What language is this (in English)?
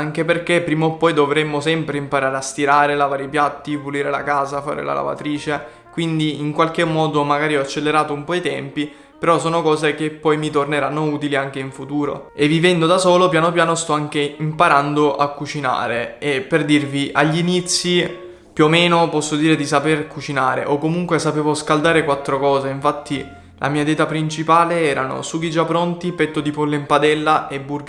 Italian